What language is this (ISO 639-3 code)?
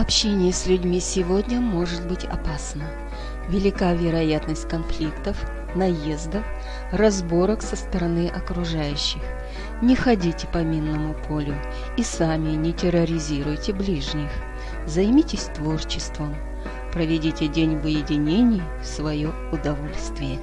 rus